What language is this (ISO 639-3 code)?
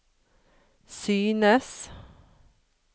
nor